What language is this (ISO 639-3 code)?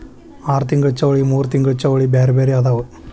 kan